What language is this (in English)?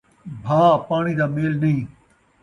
Saraiki